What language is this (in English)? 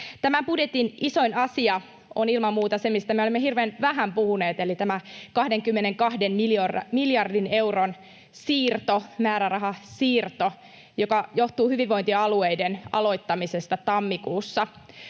Finnish